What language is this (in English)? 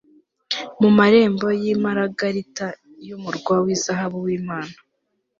Kinyarwanda